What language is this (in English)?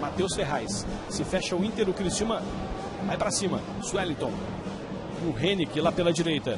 Portuguese